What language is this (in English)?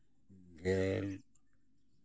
Santali